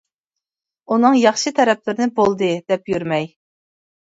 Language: Uyghur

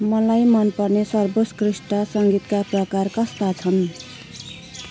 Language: Nepali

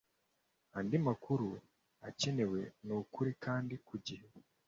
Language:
Kinyarwanda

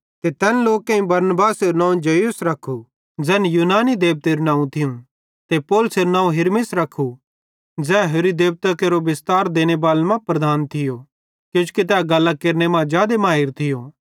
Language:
Bhadrawahi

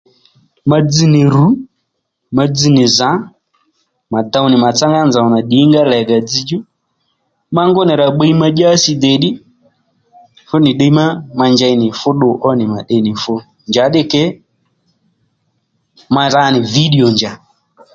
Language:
Lendu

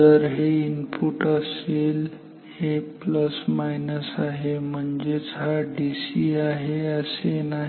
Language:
Marathi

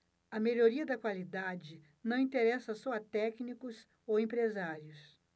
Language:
Portuguese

